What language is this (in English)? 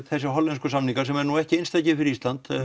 Icelandic